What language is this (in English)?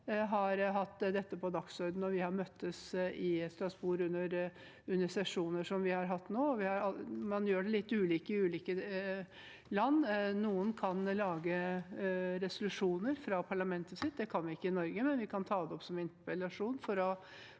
Norwegian